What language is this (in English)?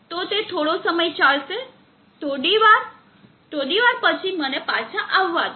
Gujarati